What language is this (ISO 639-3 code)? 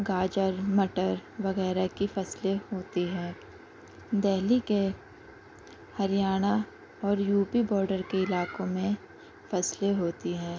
urd